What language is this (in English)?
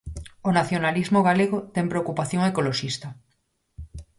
Galician